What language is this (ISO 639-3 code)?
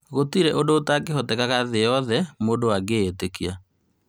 kik